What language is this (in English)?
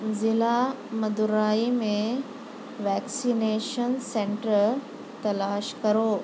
Urdu